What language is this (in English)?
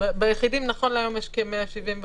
Hebrew